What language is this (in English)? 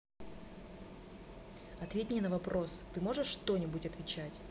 Russian